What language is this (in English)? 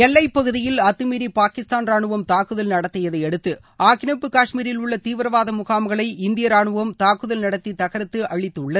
Tamil